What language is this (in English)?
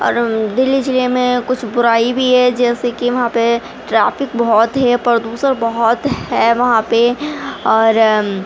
Urdu